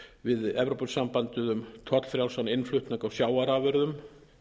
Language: Icelandic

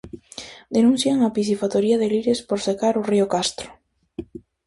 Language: Galician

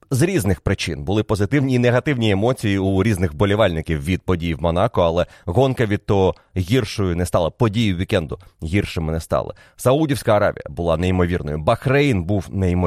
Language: Ukrainian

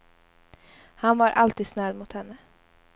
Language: Swedish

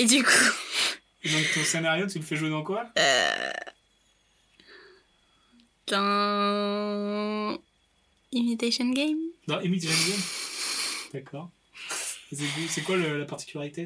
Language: French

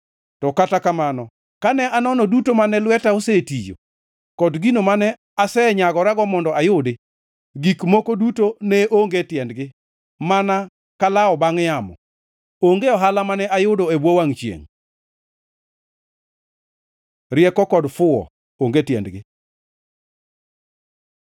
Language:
Luo (Kenya and Tanzania)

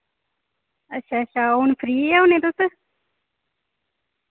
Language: Dogri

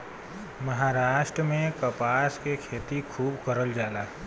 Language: Bhojpuri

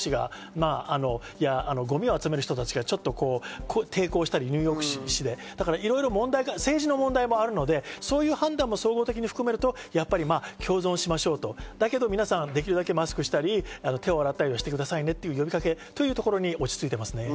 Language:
Japanese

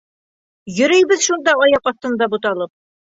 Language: Bashkir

